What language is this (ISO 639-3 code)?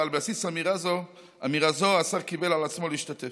heb